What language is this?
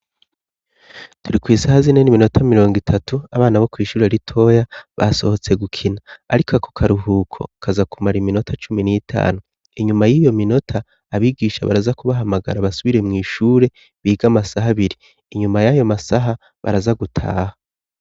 Rundi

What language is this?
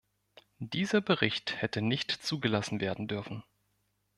German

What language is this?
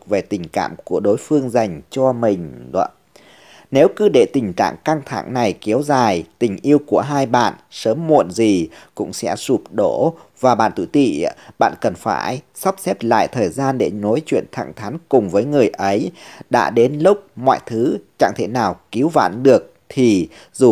Vietnamese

